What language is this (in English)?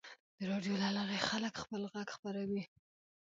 Pashto